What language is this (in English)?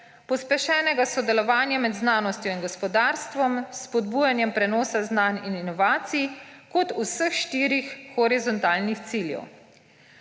Slovenian